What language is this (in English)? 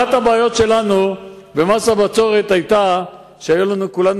Hebrew